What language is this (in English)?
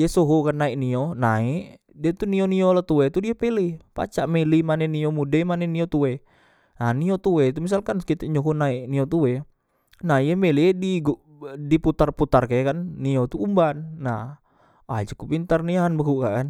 Musi